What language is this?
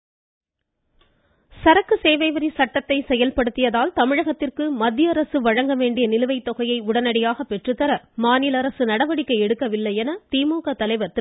Tamil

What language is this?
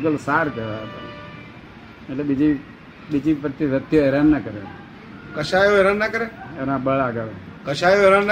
Gujarati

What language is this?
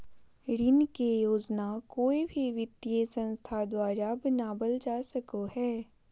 Magahi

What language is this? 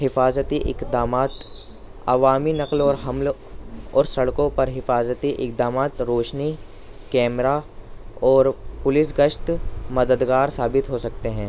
Urdu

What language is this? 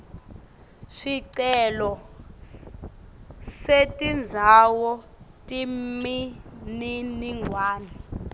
Swati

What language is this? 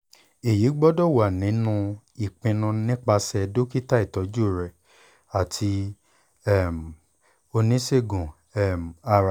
Yoruba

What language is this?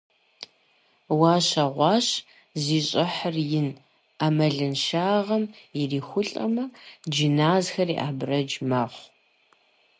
Kabardian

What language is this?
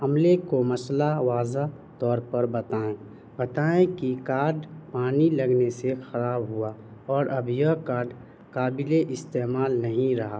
Urdu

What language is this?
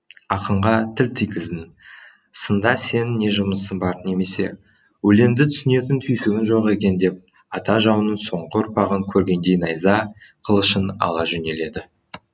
Kazakh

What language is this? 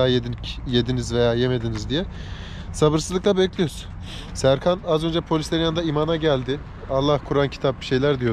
Turkish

